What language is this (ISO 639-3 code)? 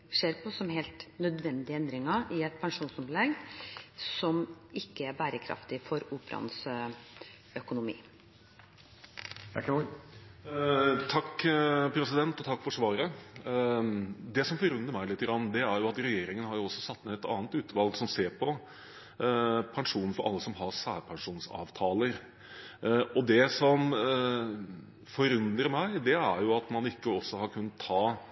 nob